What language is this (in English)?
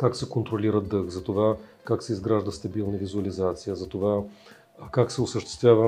Bulgarian